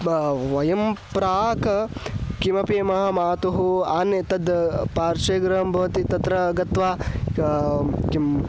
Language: Sanskrit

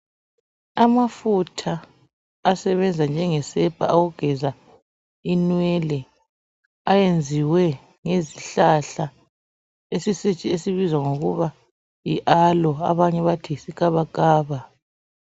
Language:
North Ndebele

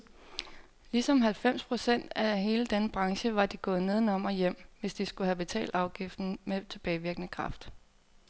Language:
Danish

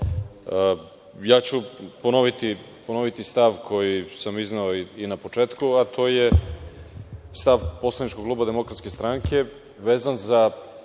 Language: Serbian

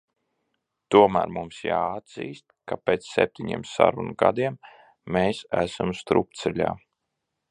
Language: Latvian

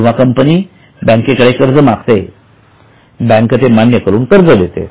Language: Marathi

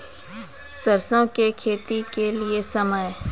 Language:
Maithili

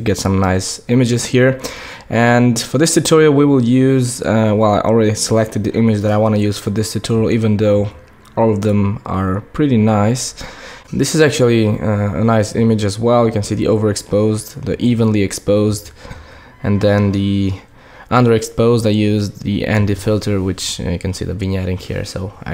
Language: English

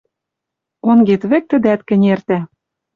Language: Western Mari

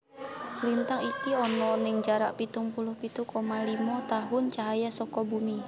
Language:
Javanese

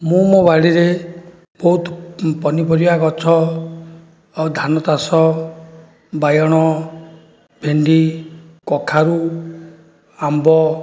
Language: Odia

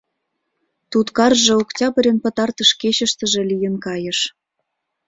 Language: Mari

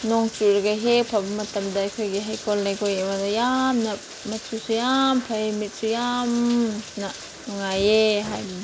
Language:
Manipuri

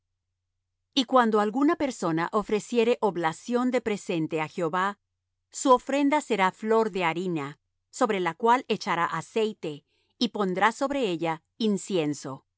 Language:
Spanish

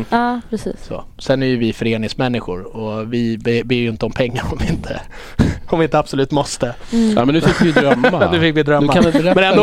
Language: Swedish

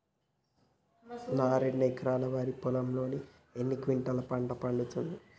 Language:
Telugu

